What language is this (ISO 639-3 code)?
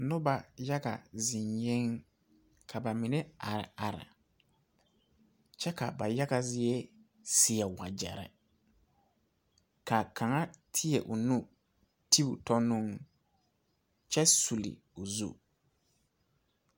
dga